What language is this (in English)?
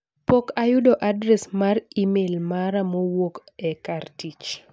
Luo (Kenya and Tanzania)